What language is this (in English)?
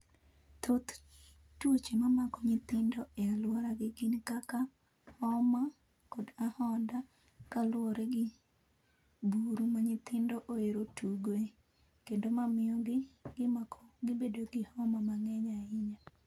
Luo (Kenya and Tanzania)